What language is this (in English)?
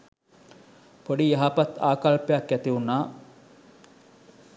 Sinhala